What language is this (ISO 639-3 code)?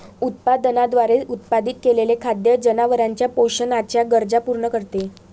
mar